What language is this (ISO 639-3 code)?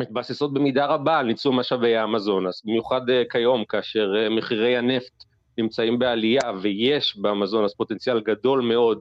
heb